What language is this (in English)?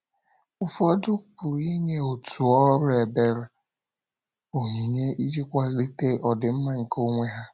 Igbo